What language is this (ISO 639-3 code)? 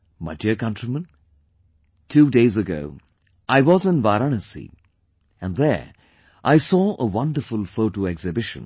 eng